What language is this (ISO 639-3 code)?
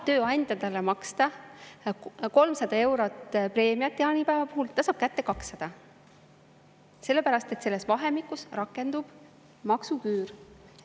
est